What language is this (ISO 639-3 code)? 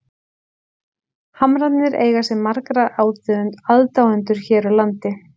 isl